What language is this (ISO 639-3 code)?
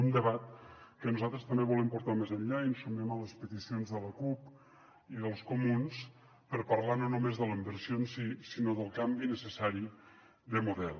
cat